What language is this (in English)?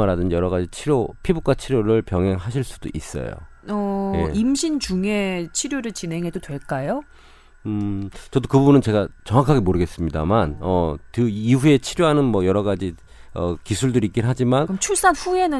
Korean